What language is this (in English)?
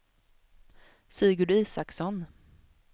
Swedish